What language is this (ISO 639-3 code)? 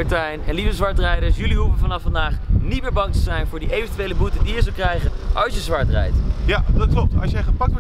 nld